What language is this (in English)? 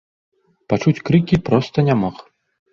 Belarusian